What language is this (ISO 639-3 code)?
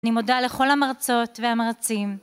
heb